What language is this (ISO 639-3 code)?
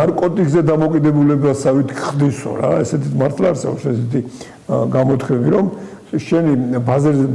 ron